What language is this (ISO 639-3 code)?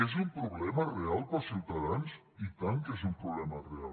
cat